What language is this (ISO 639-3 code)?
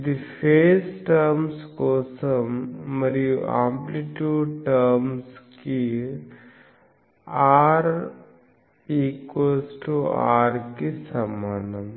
tel